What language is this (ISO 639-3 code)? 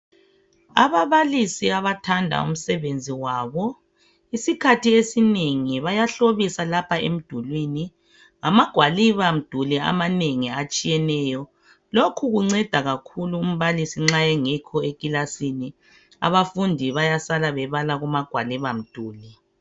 nde